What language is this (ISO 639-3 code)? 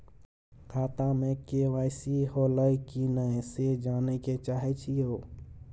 mai